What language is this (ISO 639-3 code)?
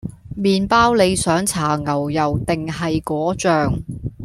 yue